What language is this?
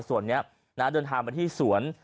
Thai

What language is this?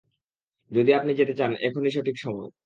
Bangla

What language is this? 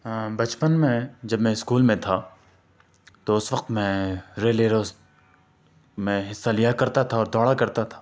Urdu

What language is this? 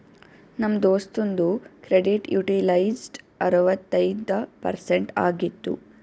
Kannada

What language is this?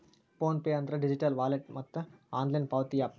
Kannada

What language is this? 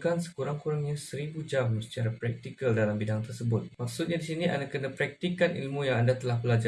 Malay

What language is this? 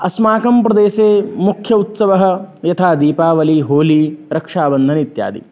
Sanskrit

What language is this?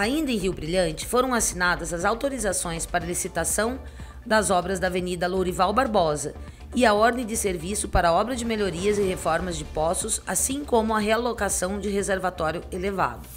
Portuguese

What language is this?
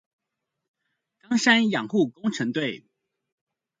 Chinese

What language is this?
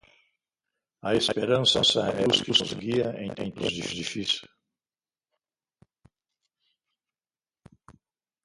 Portuguese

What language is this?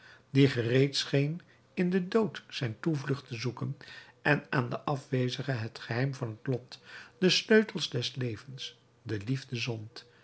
Dutch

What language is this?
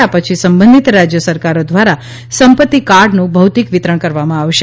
Gujarati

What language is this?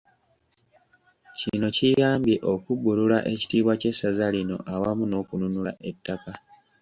Ganda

